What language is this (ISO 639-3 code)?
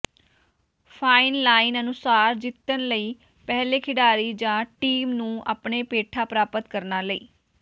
pan